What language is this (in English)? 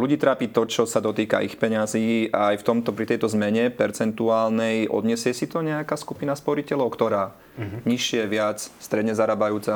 Slovak